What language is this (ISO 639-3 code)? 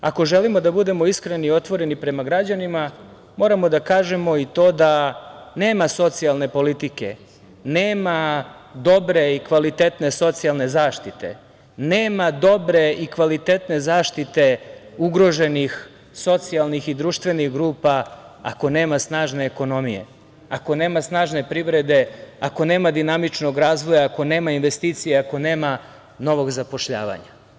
srp